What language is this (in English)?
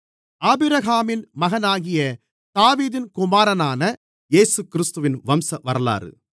Tamil